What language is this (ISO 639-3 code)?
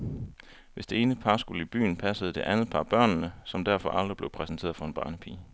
dan